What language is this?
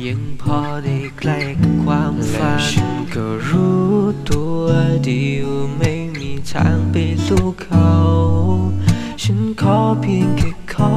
Thai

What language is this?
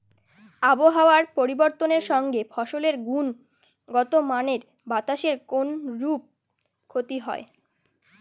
Bangla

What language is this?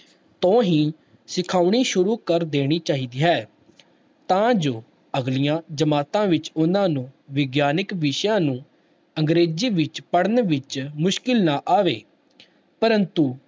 Punjabi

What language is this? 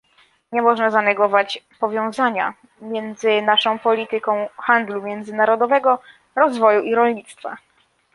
Polish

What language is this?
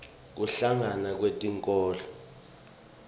Swati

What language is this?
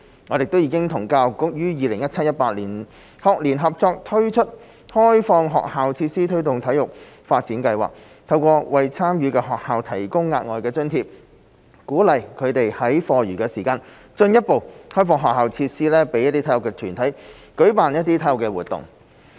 Cantonese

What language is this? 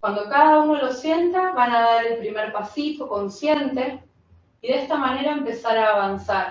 Spanish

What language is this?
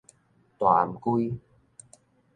Min Nan Chinese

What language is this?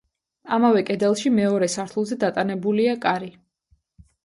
Georgian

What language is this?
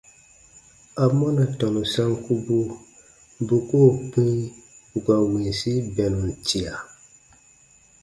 Baatonum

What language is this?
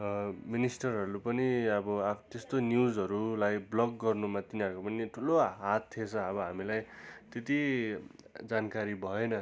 Nepali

